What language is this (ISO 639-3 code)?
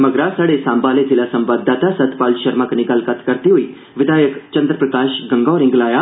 doi